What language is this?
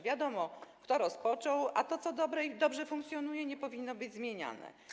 Polish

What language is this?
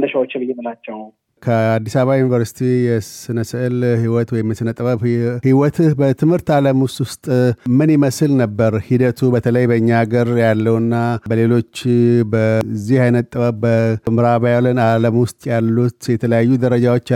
Amharic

